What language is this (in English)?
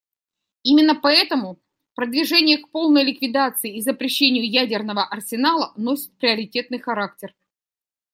Russian